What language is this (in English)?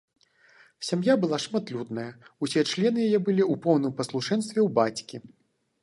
Belarusian